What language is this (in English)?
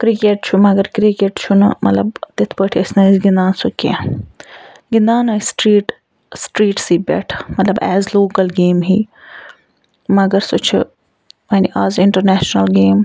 Kashmiri